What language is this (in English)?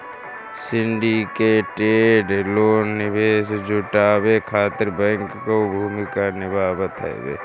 Bhojpuri